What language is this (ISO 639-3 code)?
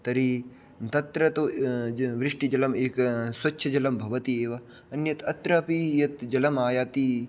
san